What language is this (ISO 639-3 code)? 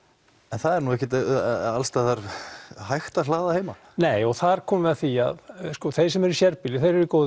isl